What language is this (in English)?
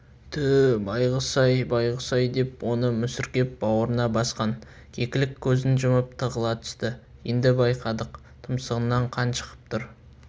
Kazakh